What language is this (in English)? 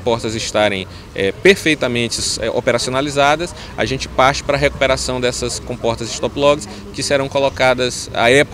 Portuguese